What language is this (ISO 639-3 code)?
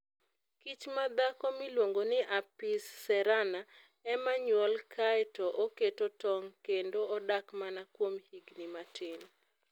luo